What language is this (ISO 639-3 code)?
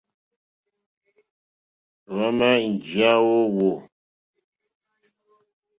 bri